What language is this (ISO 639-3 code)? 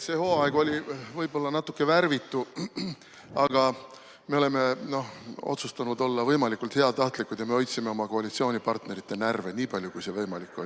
est